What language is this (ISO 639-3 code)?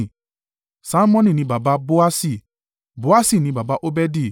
yor